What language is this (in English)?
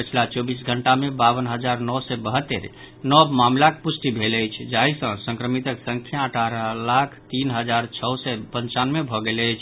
Maithili